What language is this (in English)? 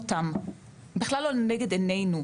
Hebrew